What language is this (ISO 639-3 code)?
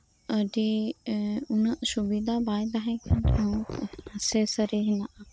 sat